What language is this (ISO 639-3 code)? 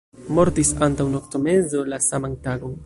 epo